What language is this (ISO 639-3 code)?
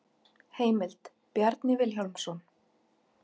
isl